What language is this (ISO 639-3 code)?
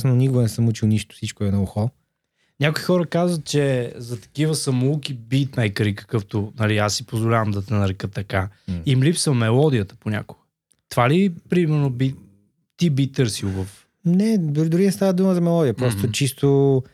bul